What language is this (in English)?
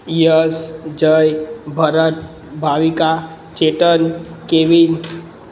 Gujarati